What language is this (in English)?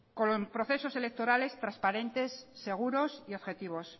Spanish